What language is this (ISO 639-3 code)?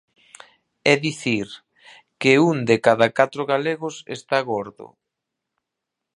glg